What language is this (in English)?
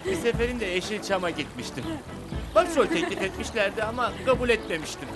Turkish